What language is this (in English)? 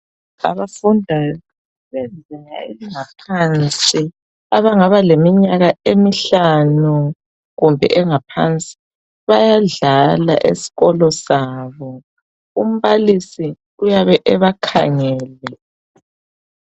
North Ndebele